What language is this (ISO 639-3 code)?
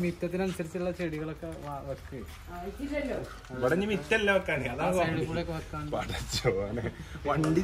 eng